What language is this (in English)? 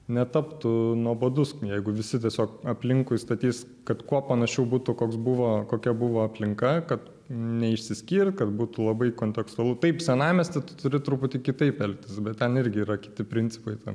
Lithuanian